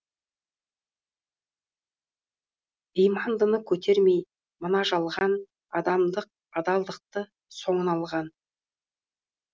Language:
Kazakh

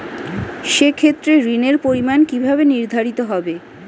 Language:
Bangla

